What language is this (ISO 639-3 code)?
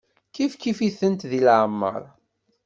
kab